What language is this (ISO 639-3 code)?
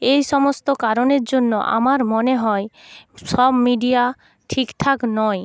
ben